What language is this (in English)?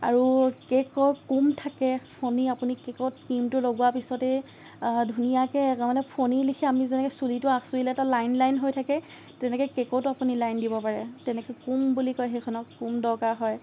Assamese